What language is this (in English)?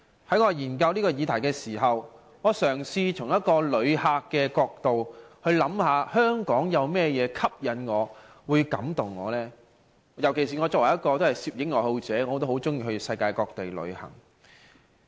Cantonese